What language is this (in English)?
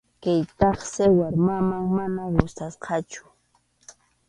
Arequipa-La Unión Quechua